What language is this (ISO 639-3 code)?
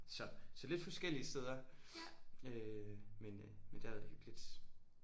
dan